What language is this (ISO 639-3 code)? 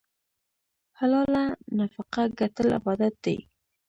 pus